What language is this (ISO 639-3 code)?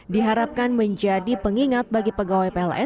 ind